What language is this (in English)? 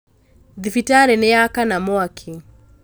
Kikuyu